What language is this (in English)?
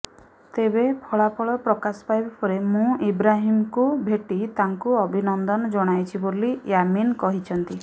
Odia